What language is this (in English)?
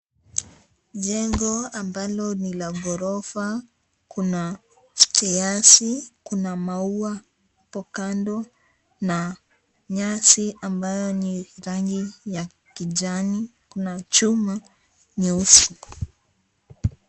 Swahili